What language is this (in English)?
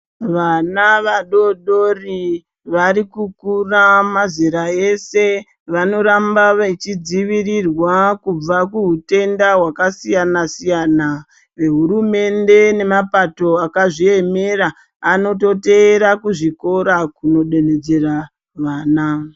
Ndau